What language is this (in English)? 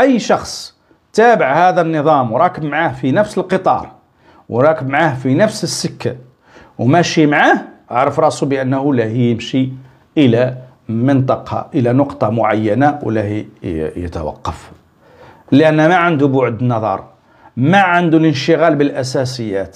Arabic